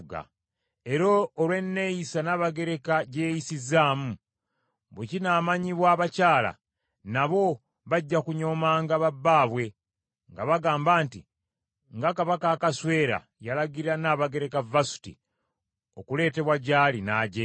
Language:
Ganda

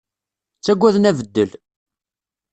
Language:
Kabyle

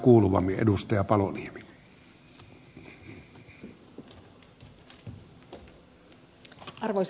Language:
Finnish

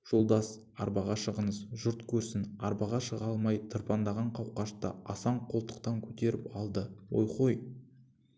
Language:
Kazakh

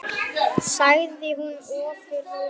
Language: Icelandic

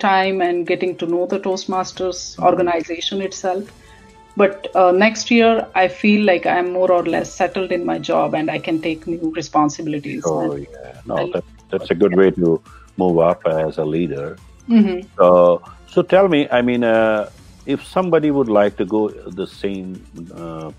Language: English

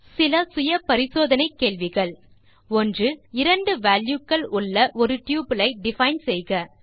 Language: Tamil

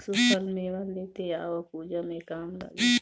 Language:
Bhojpuri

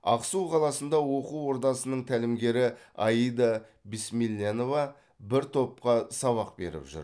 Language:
Kazakh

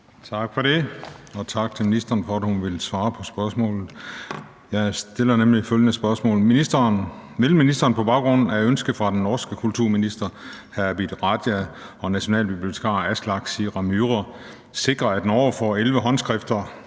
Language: Danish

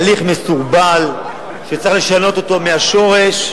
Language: Hebrew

